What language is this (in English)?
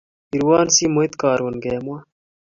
Kalenjin